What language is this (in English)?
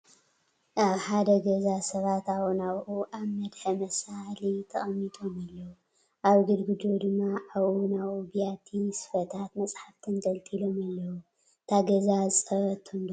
Tigrinya